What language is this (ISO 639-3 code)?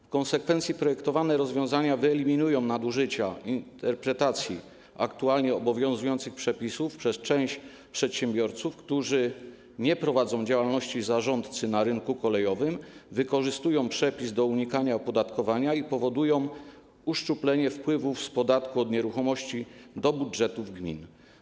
pol